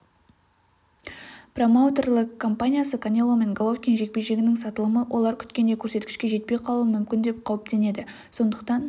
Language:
Kazakh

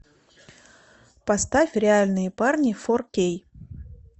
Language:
Russian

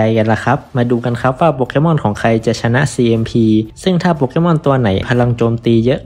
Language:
Thai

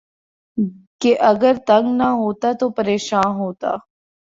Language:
Urdu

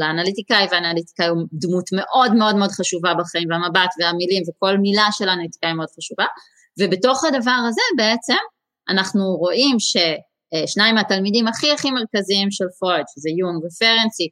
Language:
Hebrew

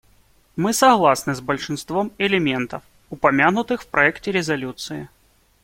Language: Russian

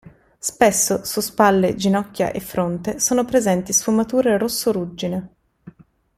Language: Italian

